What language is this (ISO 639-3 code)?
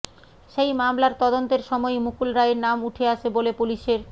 ben